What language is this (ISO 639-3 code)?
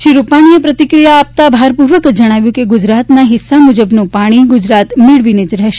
guj